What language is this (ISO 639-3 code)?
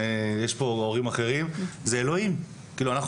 heb